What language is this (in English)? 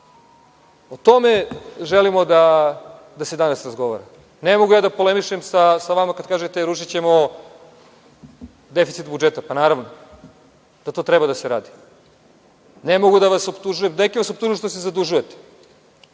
Serbian